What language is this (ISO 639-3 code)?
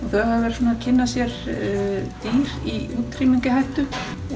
isl